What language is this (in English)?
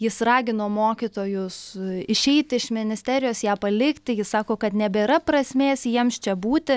Lithuanian